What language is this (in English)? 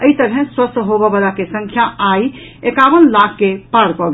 Maithili